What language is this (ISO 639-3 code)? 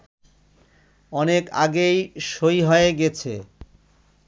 ben